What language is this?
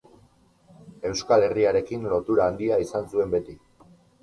Basque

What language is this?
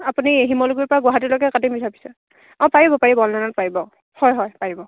Assamese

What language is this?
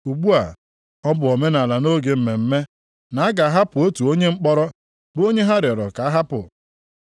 Igbo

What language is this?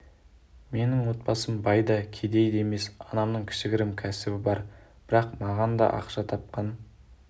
Kazakh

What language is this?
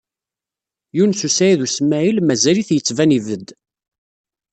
Kabyle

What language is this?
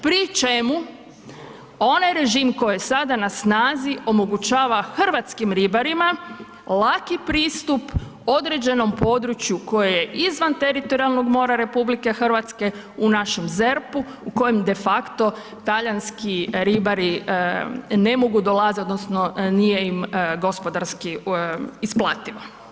Croatian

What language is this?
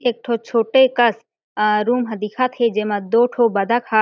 Chhattisgarhi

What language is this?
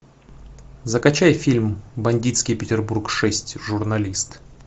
Russian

